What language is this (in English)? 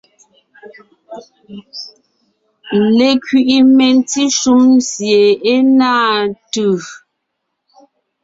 Ngiemboon